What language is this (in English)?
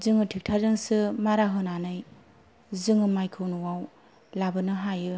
Bodo